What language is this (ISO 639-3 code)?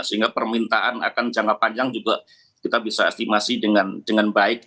ind